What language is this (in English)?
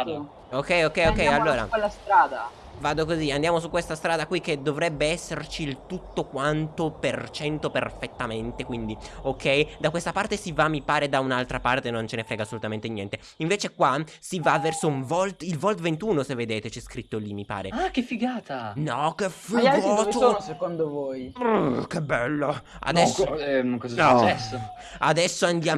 Italian